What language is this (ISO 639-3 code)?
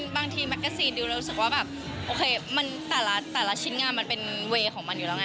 tha